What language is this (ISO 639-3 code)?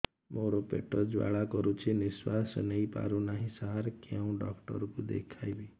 ori